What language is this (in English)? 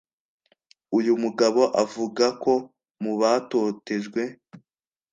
Kinyarwanda